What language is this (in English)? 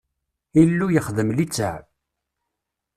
Kabyle